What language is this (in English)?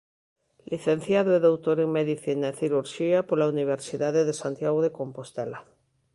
Galician